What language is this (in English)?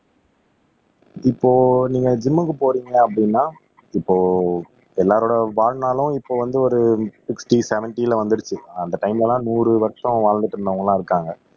Tamil